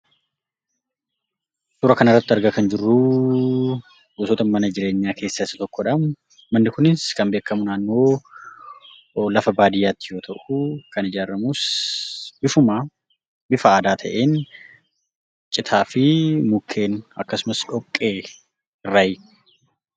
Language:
Oromo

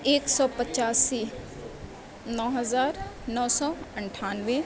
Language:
Urdu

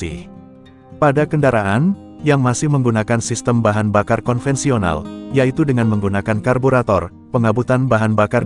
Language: Indonesian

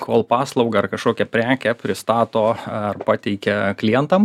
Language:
Lithuanian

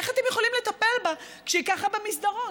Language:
Hebrew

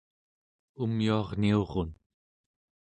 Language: Central Yupik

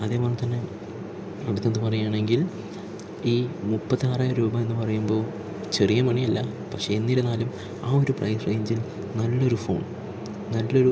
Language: Malayalam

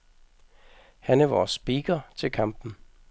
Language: Danish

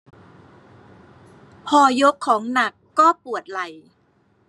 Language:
Thai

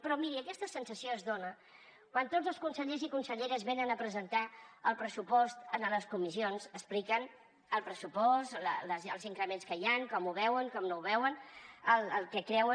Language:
Catalan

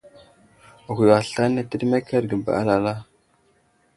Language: Wuzlam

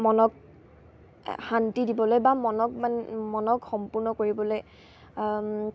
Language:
Assamese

